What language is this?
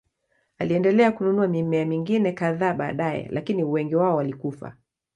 Swahili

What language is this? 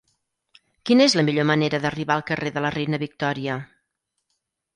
Catalan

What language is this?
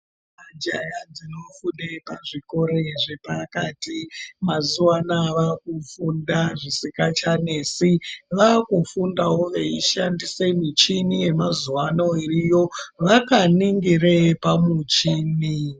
Ndau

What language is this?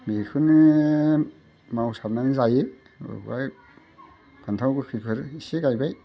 Bodo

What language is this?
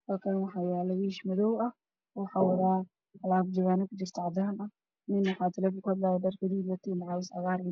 Somali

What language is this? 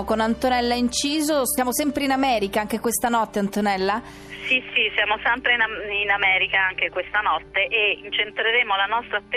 Italian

